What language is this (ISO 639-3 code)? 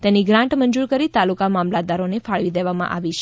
guj